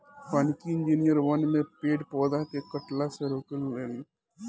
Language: Bhojpuri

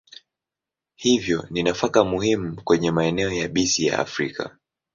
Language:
Swahili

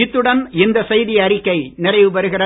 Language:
Tamil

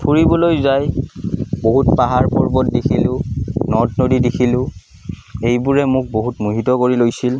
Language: Assamese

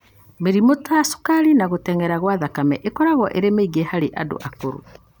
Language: Kikuyu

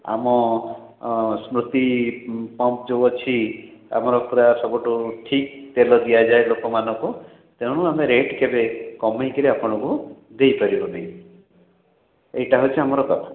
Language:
Odia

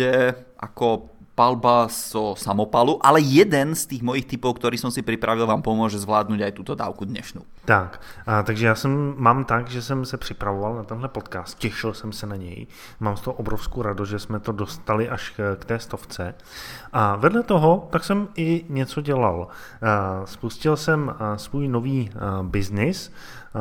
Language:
Czech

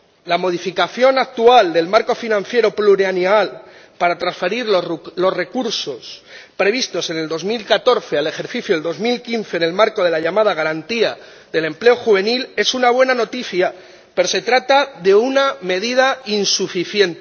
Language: Spanish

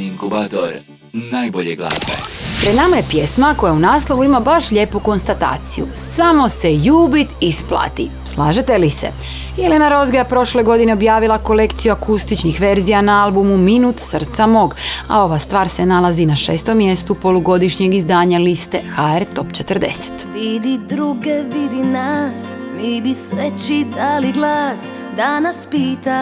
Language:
Croatian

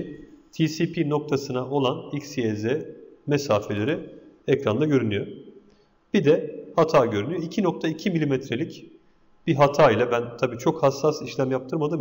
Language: Turkish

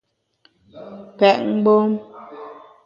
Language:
Bamun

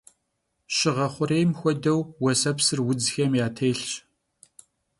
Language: Kabardian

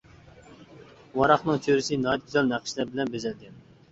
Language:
Uyghur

